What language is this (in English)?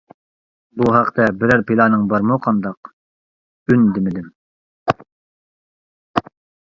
Uyghur